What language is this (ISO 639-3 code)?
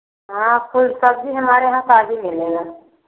hin